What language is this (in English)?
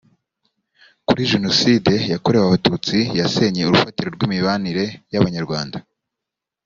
Kinyarwanda